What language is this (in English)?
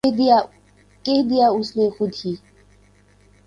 Urdu